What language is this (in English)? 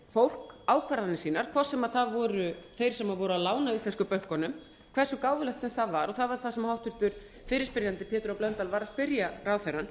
Icelandic